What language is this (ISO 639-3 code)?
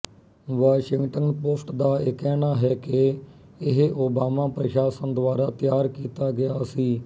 pan